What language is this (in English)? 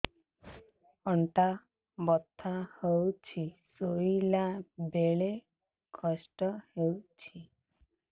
Odia